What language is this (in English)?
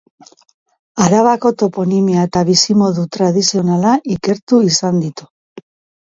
Basque